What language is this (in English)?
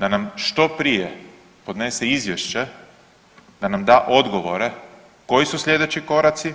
Croatian